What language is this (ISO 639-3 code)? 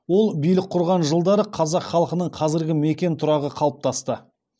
kaz